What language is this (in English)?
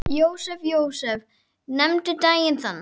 Icelandic